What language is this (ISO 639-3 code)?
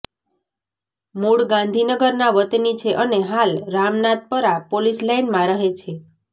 guj